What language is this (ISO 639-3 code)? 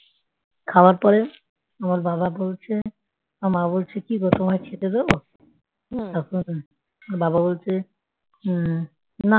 ben